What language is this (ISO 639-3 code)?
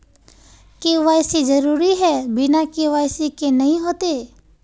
mag